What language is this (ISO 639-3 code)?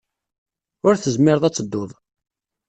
kab